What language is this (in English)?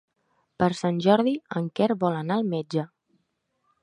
Catalan